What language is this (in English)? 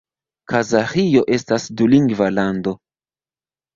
Esperanto